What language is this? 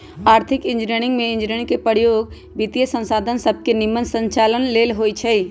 Magahi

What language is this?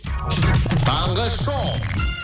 Kazakh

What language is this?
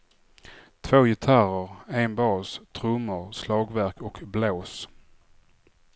Swedish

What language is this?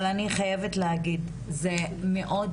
Hebrew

